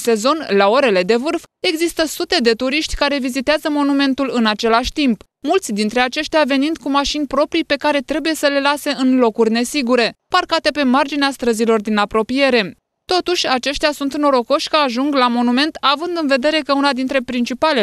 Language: Romanian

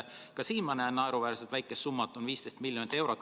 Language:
Estonian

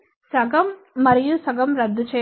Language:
Telugu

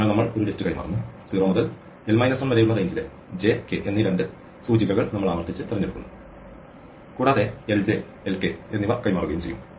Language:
Malayalam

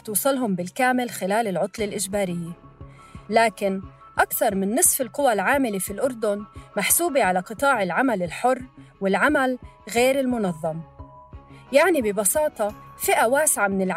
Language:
Arabic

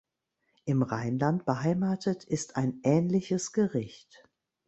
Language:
German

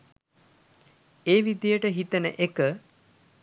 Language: Sinhala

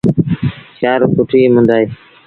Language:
Sindhi Bhil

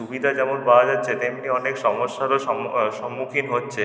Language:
Bangla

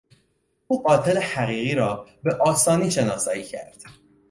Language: Persian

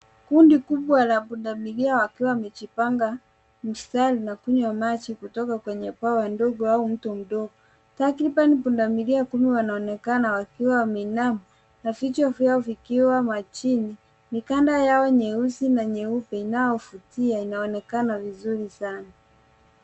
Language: Swahili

